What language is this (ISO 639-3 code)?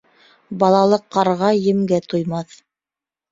bak